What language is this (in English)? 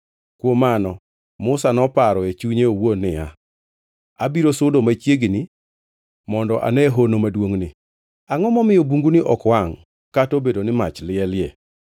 Luo (Kenya and Tanzania)